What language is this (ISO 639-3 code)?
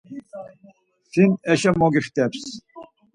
lzz